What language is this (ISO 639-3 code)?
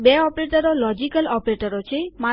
guj